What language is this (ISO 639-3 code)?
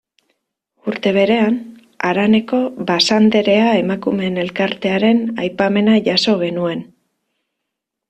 eus